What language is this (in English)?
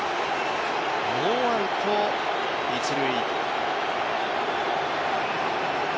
Japanese